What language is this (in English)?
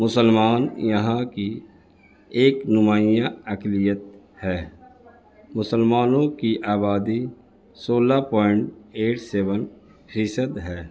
Urdu